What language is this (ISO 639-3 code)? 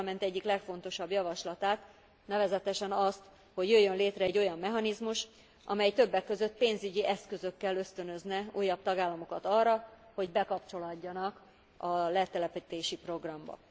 hun